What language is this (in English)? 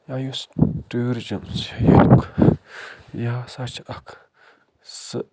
Kashmiri